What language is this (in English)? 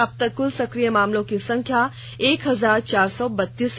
Hindi